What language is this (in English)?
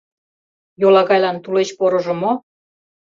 Mari